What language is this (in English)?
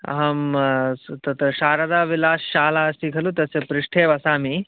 Sanskrit